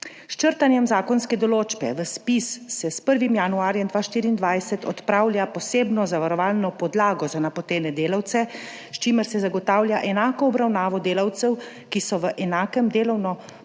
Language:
Slovenian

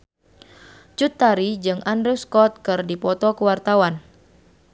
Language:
Sundanese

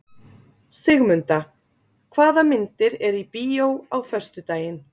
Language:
Icelandic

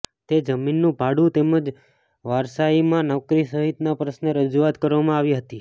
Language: Gujarati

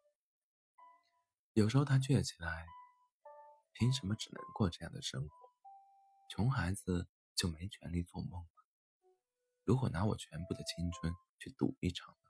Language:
Chinese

